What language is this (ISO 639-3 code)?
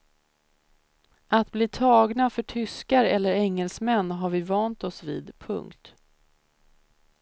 swe